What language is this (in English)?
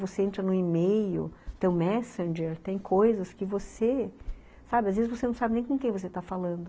Portuguese